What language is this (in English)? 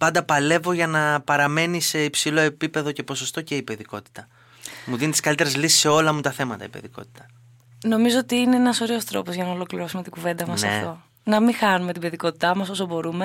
Greek